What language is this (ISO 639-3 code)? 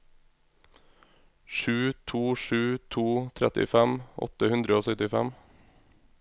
nor